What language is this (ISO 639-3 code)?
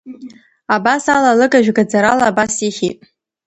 abk